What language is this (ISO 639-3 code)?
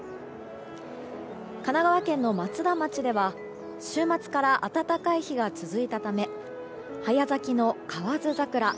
jpn